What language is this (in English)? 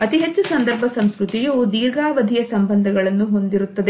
Kannada